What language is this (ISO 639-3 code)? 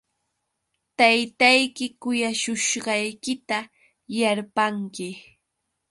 qux